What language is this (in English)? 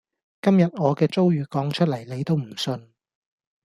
Cantonese